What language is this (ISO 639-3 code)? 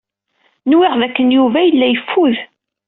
kab